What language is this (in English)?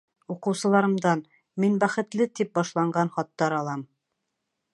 Bashkir